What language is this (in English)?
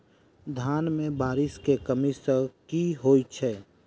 Maithili